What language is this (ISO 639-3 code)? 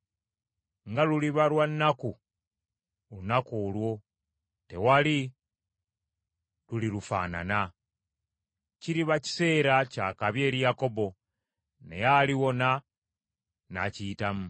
lug